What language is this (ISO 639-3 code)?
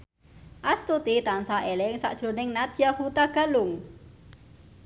jav